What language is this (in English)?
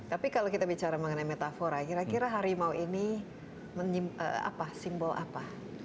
Indonesian